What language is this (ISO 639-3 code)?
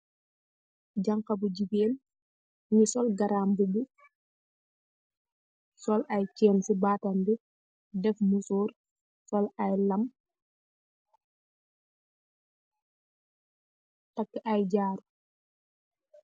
wol